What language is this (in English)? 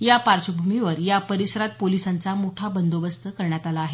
Marathi